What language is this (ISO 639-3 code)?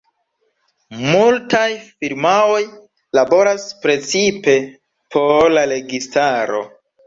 epo